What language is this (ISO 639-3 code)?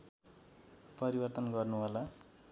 nep